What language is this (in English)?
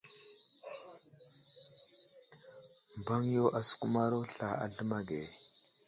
Wuzlam